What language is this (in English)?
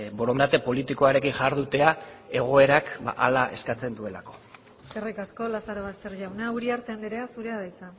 Basque